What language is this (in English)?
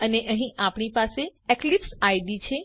Gujarati